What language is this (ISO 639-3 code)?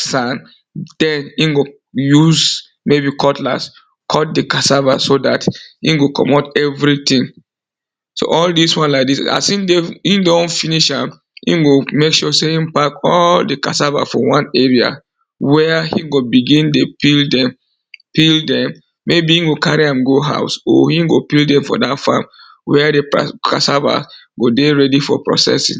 pcm